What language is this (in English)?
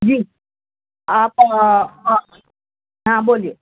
Urdu